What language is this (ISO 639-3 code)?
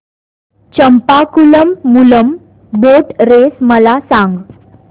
mar